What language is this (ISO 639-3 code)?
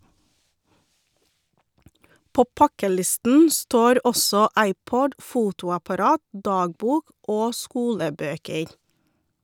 nor